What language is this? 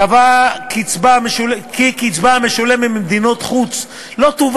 Hebrew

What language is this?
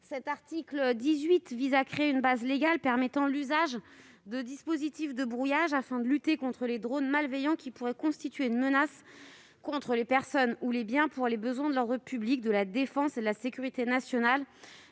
French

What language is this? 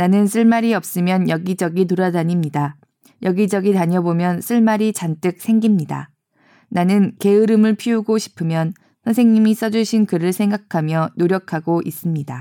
Korean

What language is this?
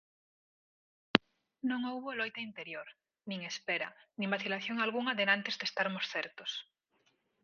Galician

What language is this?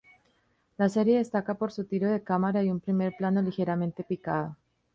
Spanish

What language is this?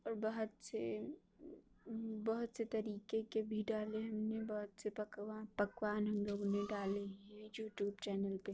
Urdu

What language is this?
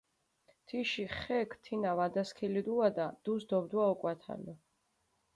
Mingrelian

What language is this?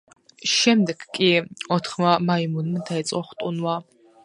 Georgian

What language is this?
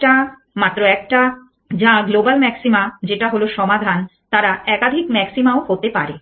Bangla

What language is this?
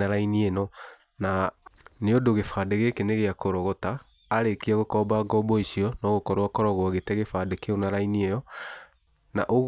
Kikuyu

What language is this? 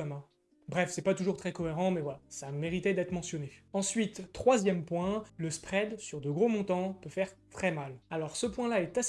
French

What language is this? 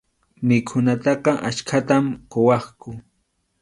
Arequipa-La Unión Quechua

